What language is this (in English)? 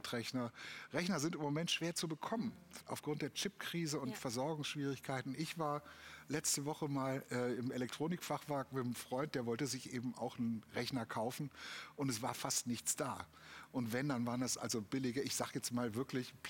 German